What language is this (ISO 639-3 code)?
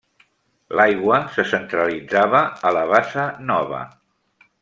cat